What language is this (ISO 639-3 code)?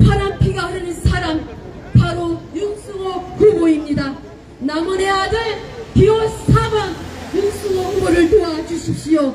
kor